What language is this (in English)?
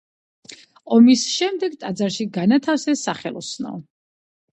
Georgian